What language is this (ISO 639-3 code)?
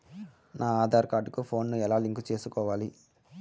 tel